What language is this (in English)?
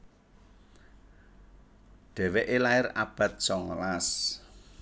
Javanese